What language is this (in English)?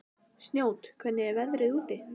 Icelandic